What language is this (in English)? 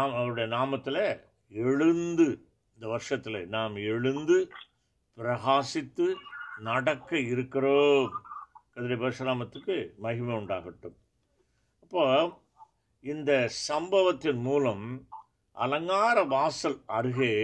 Tamil